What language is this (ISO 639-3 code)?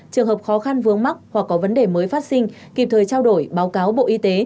vie